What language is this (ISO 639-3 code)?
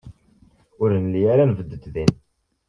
kab